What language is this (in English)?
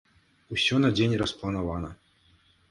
Belarusian